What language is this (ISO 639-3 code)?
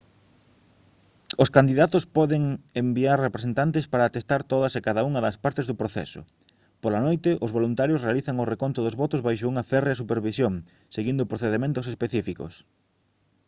glg